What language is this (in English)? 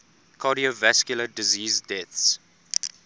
English